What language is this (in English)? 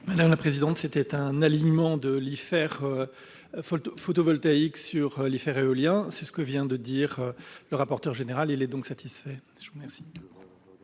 French